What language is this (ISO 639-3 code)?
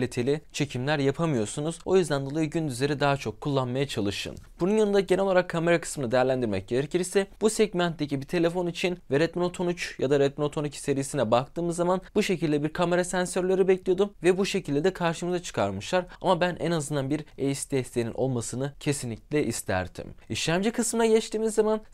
tur